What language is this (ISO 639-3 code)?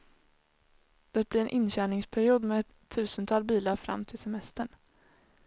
swe